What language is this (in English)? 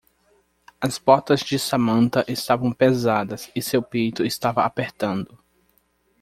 Portuguese